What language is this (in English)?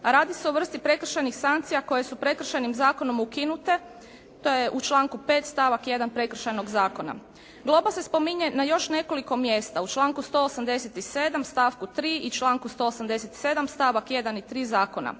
Croatian